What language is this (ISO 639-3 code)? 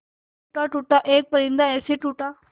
hin